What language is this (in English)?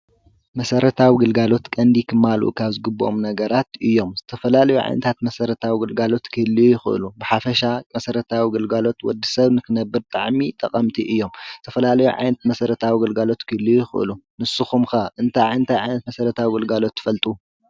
Tigrinya